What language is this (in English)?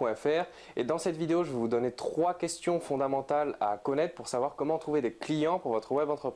French